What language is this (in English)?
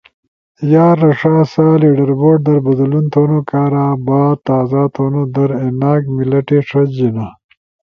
Ushojo